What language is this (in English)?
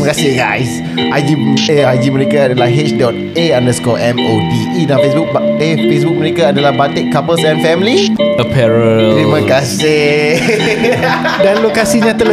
Malay